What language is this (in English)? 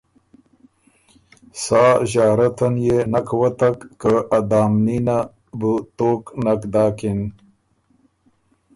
Ormuri